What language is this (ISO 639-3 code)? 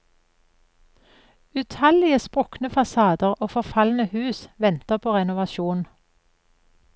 nor